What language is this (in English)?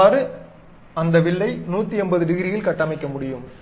Tamil